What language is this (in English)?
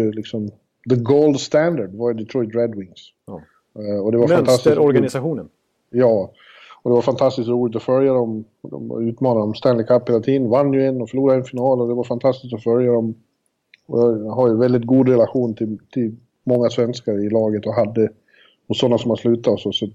Swedish